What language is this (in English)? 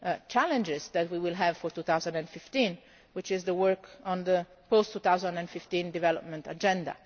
English